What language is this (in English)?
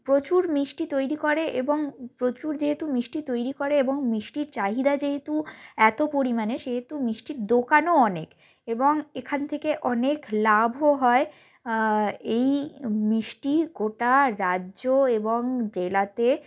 Bangla